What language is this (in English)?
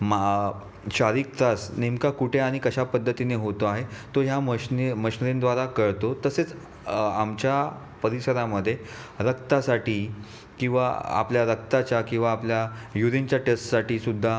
Marathi